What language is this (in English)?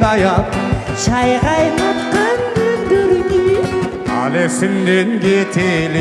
Turkish